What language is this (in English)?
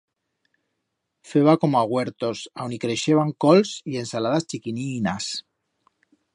Aragonese